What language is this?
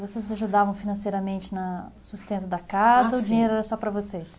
Portuguese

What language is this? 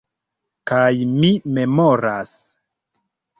Esperanto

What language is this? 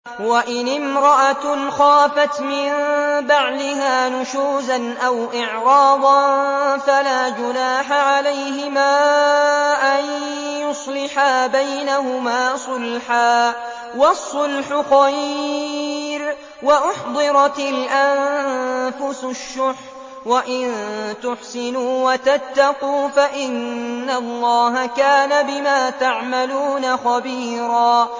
Arabic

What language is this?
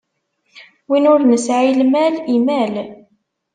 Kabyle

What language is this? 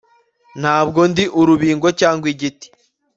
Kinyarwanda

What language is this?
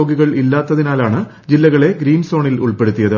Malayalam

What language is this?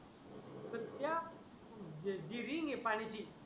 Marathi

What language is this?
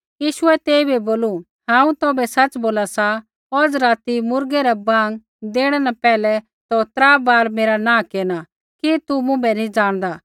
Kullu Pahari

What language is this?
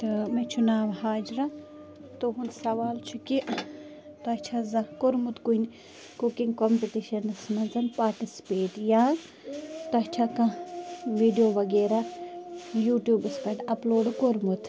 Kashmiri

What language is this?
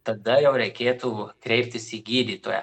Lithuanian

